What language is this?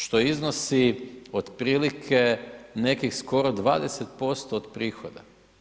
Croatian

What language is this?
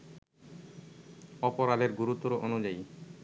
Bangla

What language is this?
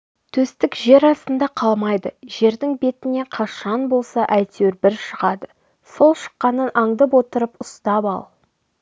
Kazakh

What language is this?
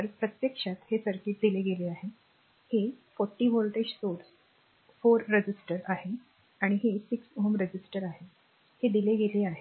Marathi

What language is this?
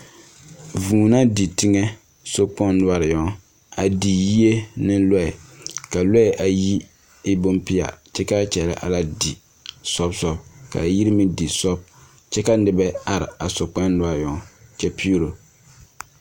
Southern Dagaare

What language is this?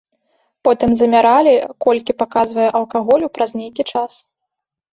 Belarusian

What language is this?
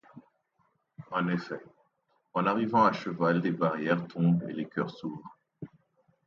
French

